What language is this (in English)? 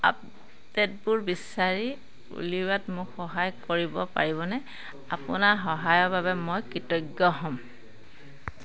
Assamese